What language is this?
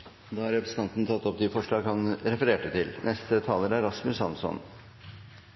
Norwegian Bokmål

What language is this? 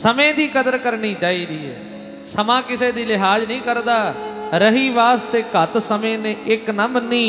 Punjabi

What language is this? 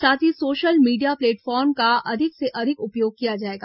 Hindi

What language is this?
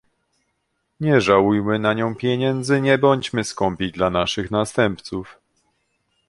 Polish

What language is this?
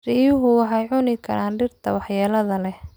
Somali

